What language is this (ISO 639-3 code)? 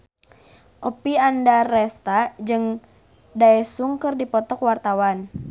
sun